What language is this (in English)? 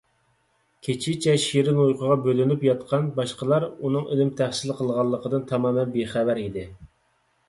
Uyghur